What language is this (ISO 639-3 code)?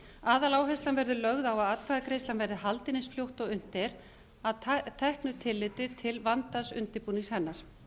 isl